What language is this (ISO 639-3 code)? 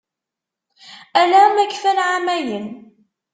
kab